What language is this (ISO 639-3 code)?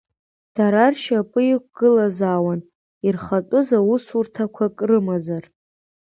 abk